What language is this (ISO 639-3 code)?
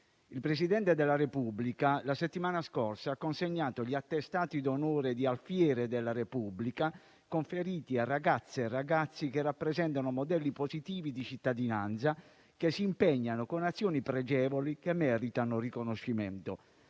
ita